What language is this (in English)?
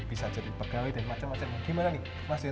Indonesian